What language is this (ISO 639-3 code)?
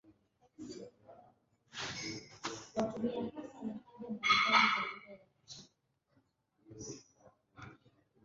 swa